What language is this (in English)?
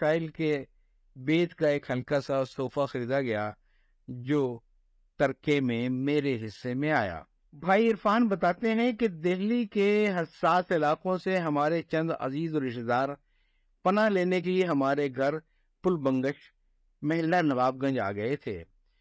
Urdu